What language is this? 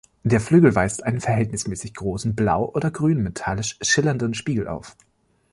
German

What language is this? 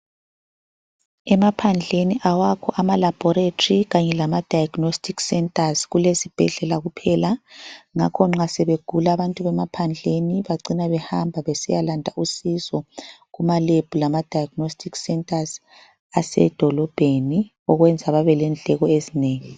North Ndebele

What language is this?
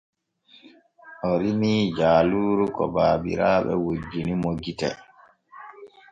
Borgu Fulfulde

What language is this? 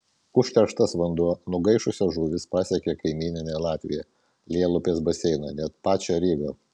Lithuanian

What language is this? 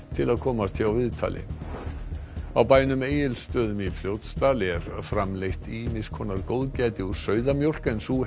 Icelandic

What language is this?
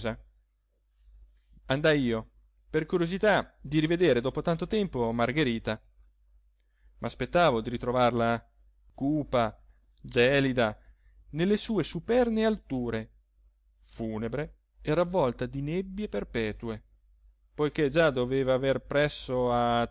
Italian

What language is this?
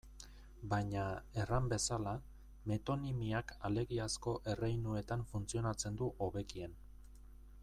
Basque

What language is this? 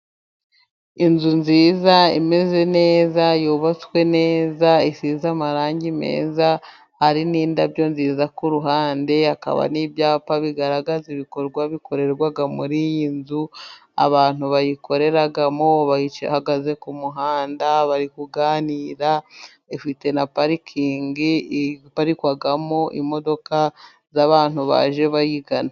Kinyarwanda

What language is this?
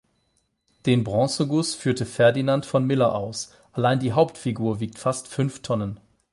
German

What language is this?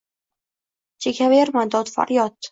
Uzbek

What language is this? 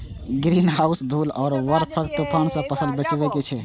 Maithili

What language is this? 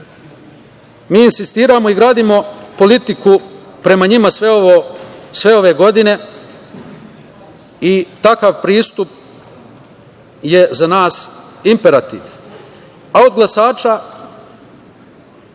Serbian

